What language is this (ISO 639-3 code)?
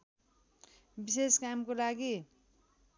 nep